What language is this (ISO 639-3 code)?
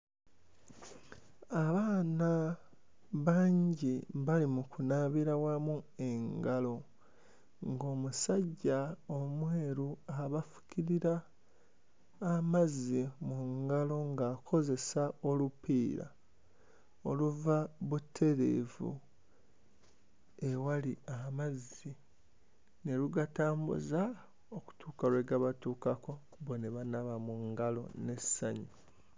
lug